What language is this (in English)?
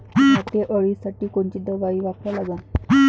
Marathi